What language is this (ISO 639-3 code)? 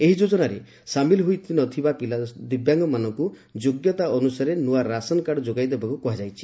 ori